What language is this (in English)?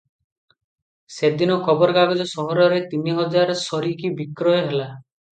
Odia